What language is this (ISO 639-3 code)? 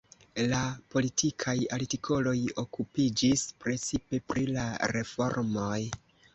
epo